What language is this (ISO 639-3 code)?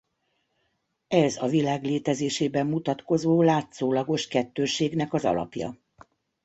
hun